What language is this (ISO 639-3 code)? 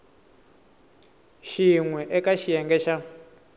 tso